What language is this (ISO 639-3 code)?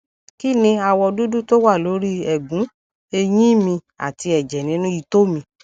yor